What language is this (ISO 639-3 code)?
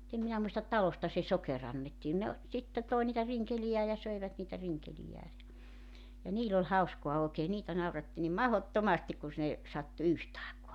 fin